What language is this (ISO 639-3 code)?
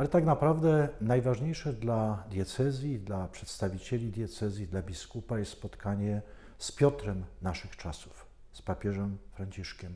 pol